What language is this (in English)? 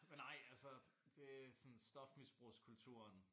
Danish